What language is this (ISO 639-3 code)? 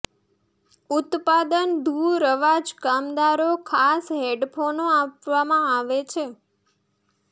guj